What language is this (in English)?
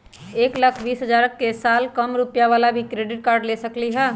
Magahi